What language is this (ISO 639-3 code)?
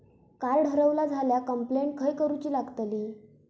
mar